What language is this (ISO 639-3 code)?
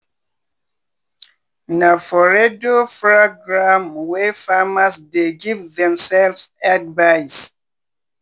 pcm